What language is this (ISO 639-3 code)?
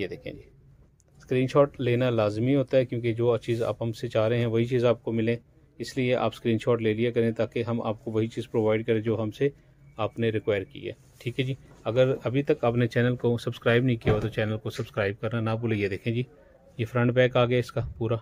hin